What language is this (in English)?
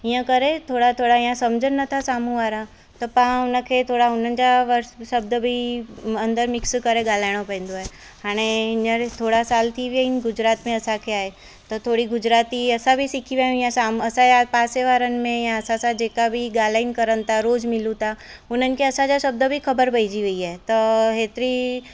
Sindhi